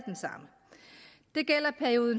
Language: Danish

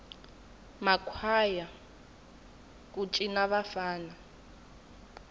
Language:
Tsonga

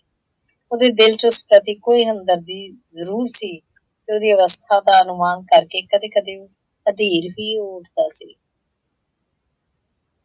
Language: Punjabi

